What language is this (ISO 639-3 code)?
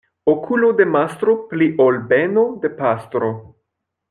epo